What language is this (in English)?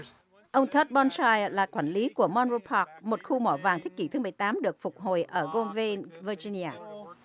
Vietnamese